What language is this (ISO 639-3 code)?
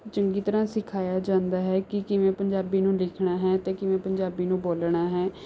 pan